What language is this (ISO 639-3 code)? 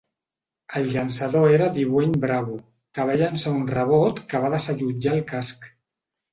cat